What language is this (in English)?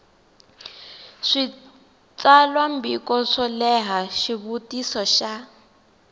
Tsonga